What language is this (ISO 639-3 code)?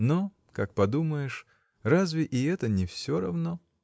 rus